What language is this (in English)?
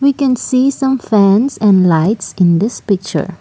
English